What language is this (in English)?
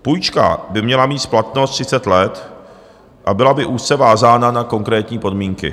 Czech